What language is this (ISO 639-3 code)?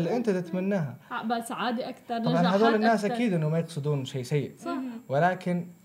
ara